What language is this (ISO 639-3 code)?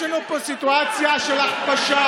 heb